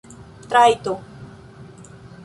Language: Esperanto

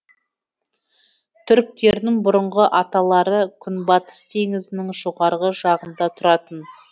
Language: Kazakh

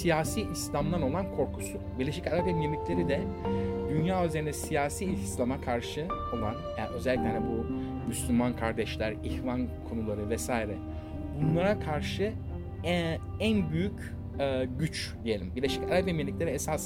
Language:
Turkish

